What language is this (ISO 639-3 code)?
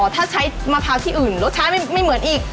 tha